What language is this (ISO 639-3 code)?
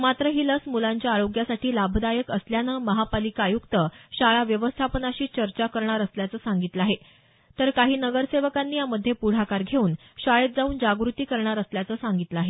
mar